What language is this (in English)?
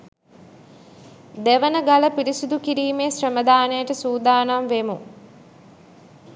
Sinhala